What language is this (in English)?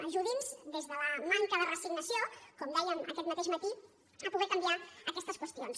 Catalan